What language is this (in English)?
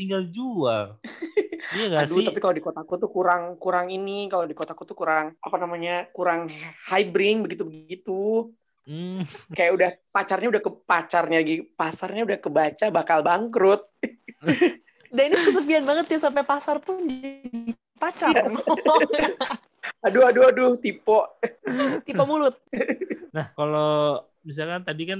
Indonesian